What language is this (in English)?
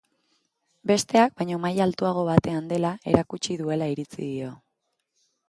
Basque